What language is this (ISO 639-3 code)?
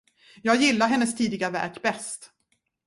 swe